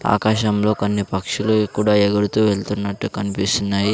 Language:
Telugu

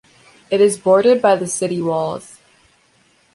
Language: English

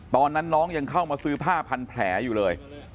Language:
Thai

